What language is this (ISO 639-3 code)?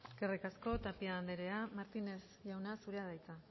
eus